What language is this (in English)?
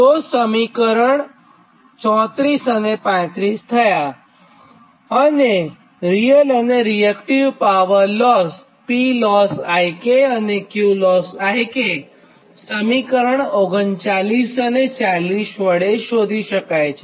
Gujarati